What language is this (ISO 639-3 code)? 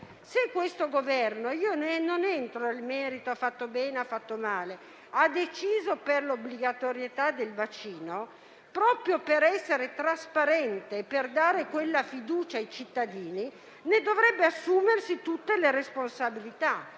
ita